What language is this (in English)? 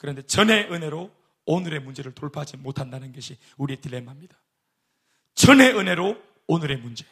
Korean